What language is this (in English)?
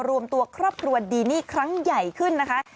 Thai